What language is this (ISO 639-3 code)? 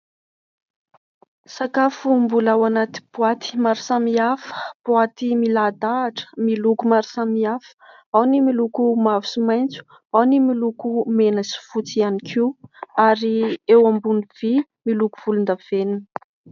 mlg